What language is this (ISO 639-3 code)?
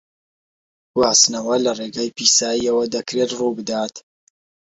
ckb